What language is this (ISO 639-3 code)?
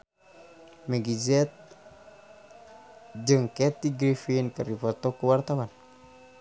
sun